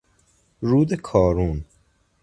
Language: Persian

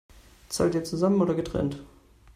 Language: German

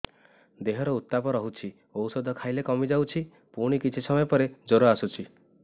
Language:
Odia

